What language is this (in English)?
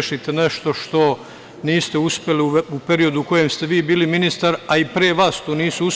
Serbian